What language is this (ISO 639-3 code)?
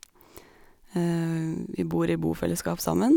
nor